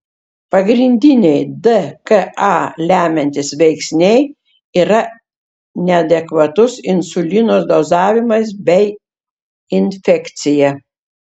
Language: Lithuanian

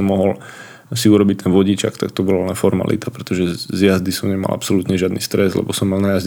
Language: Slovak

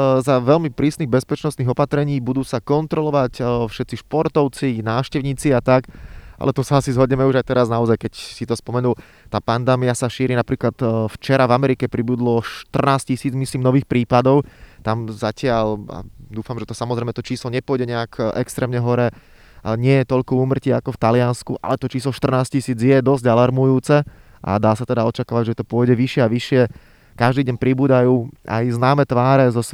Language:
Slovak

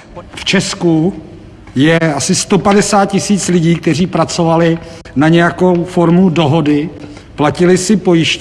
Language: Czech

